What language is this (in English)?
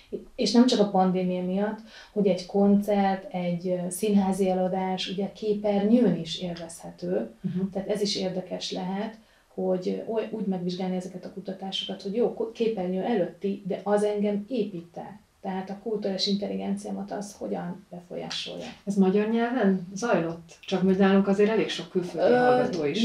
Hungarian